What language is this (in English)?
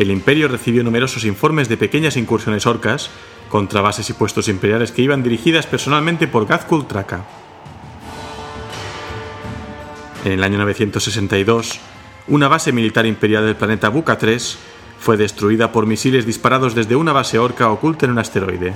Spanish